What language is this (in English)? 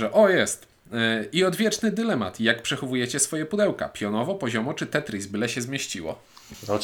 Polish